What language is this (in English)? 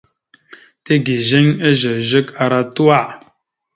Mada (Cameroon)